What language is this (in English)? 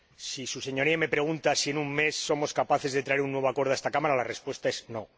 Spanish